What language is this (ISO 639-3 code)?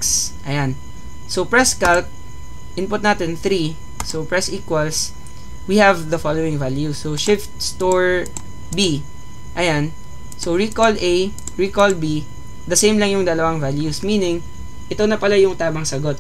fil